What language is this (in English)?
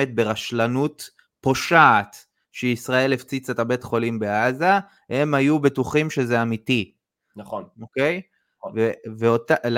Hebrew